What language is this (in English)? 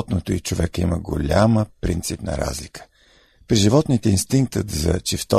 Bulgarian